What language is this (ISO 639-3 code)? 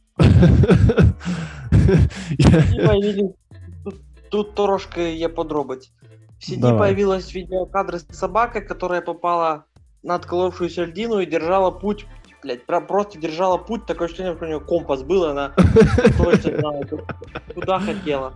ukr